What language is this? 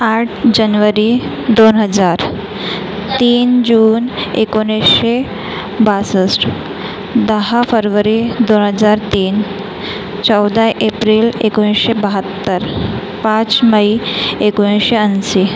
Marathi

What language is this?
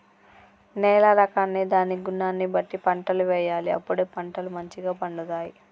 Telugu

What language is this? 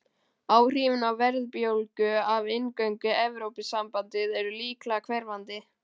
Icelandic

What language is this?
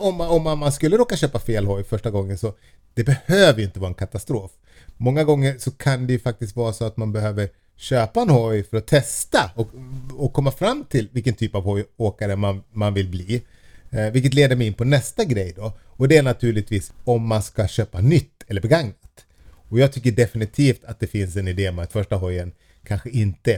Swedish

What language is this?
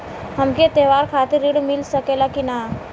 Bhojpuri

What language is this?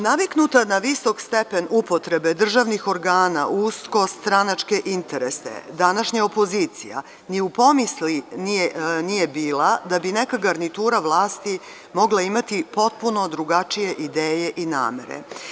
Serbian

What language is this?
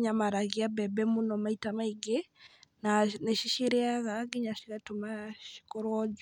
Kikuyu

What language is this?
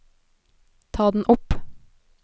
Norwegian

